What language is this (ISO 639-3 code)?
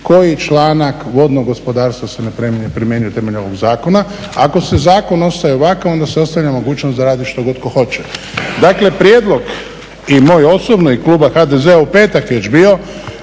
hrv